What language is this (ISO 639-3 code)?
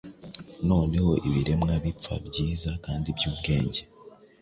kin